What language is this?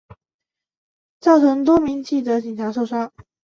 Chinese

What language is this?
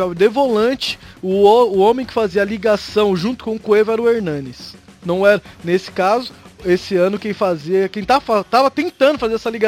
Portuguese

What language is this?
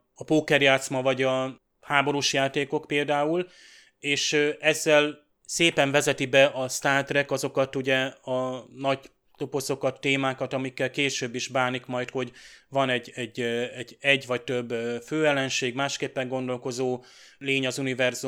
Hungarian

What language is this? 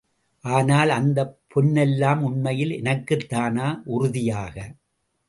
Tamil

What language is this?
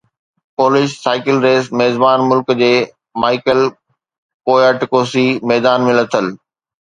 Sindhi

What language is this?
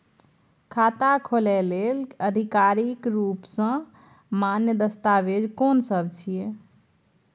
Maithili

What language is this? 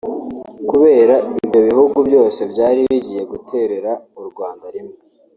Kinyarwanda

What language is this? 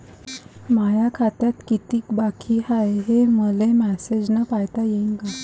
Marathi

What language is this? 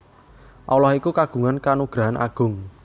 Javanese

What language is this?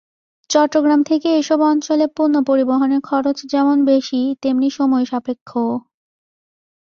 Bangla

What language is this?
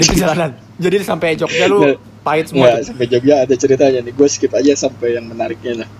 Indonesian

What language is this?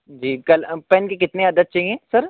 Urdu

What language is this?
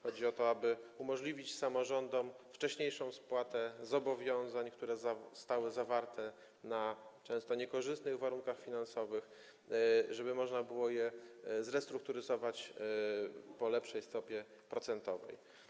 Polish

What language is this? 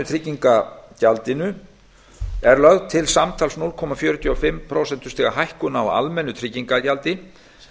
Icelandic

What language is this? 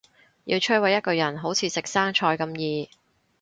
Cantonese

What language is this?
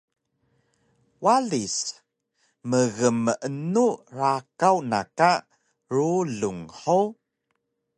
Taroko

